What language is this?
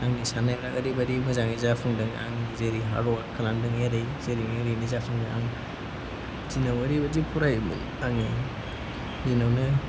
Bodo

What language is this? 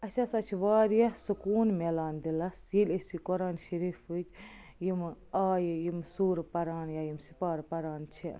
Kashmiri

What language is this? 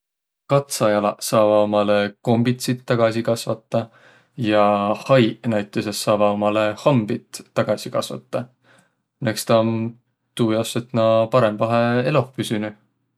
Võro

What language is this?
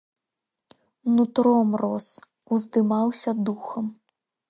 Belarusian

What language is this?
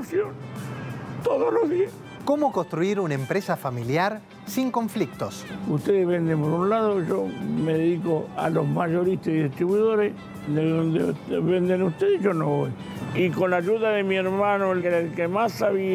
Spanish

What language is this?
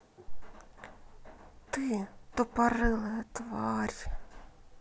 Russian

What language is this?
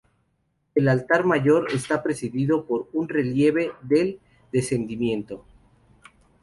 Spanish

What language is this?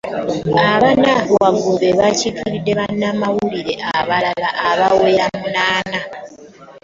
Ganda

